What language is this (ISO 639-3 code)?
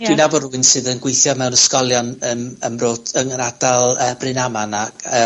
cym